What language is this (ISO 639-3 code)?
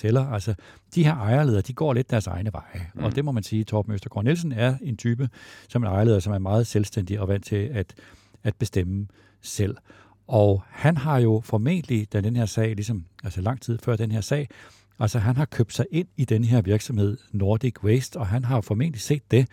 dan